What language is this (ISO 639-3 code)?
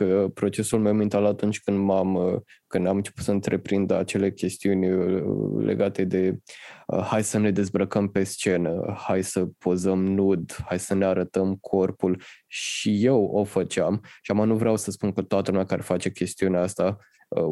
ron